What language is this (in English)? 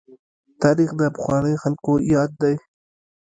Pashto